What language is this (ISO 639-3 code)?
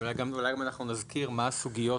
heb